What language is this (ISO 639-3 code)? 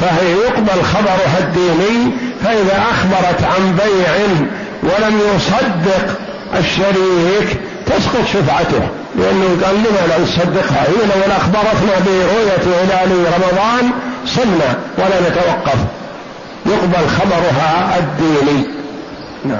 ara